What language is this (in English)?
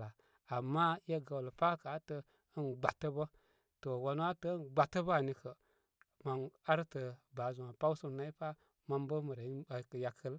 Koma